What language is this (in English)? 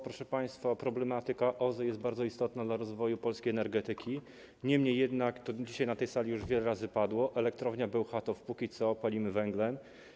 Polish